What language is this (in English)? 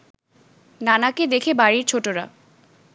Bangla